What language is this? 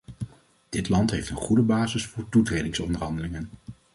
Dutch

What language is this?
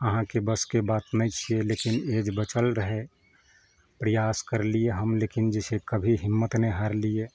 Maithili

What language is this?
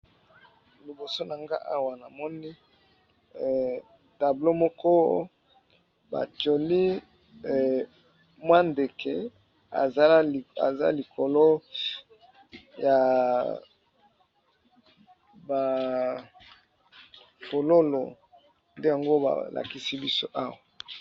Lingala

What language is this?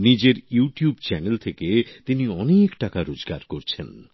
Bangla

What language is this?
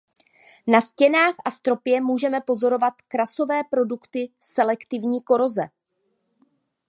Czech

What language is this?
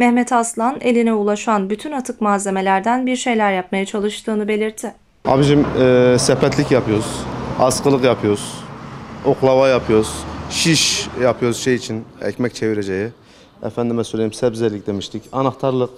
Turkish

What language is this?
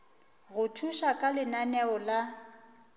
Northern Sotho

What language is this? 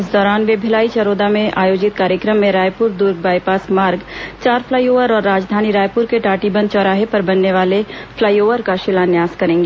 Hindi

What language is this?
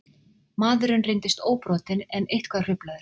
Icelandic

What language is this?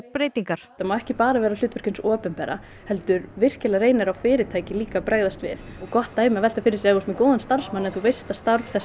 Icelandic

